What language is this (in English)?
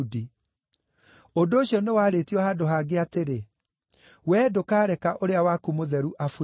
Kikuyu